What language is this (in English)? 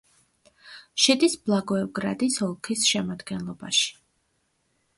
Georgian